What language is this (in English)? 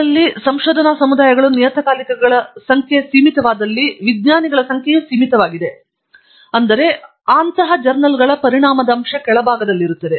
Kannada